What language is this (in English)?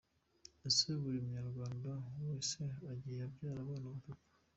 Kinyarwanda